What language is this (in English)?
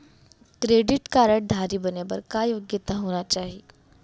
Chhattisgarhi